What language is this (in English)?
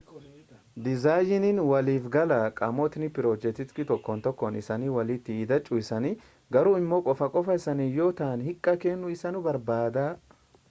Oromo